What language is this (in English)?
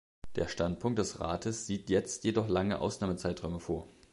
German